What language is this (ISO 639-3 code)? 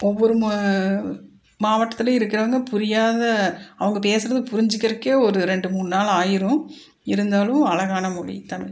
tam